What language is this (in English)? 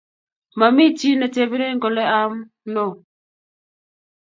Kalenjin